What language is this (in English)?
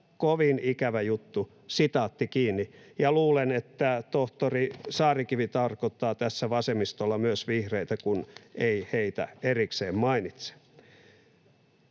Finnish